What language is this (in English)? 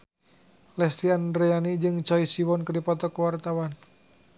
Sundanese